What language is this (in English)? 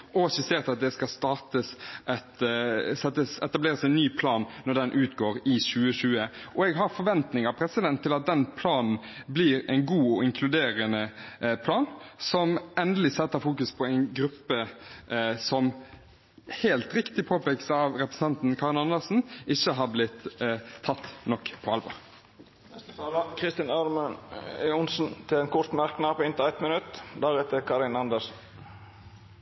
Norwegian